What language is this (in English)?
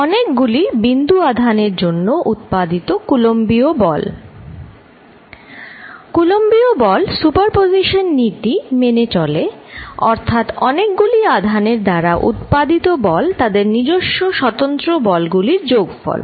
Bangla